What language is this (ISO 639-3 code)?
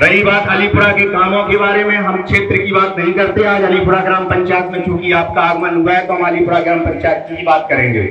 hin